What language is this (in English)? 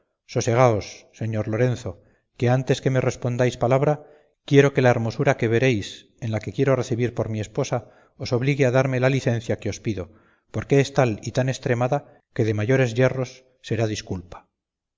Spanish